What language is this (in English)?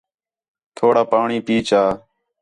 Khetrani